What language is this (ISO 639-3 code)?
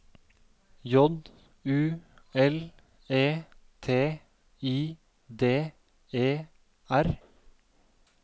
nor